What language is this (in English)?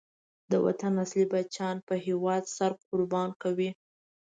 Pashto